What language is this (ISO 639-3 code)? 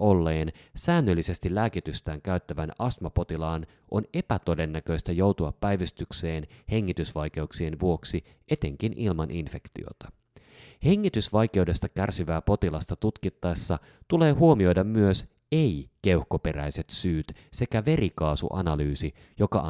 fin